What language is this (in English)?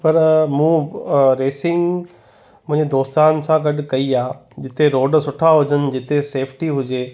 Sindhi